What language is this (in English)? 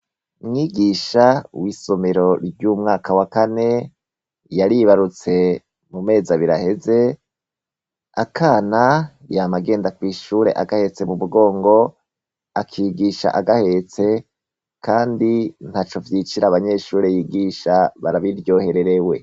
Rundi